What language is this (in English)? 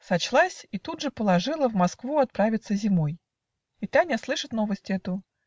Russian